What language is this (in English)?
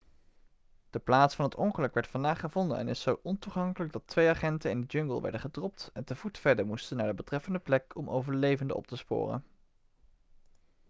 Dutch